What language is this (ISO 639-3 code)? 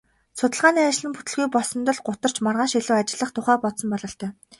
mon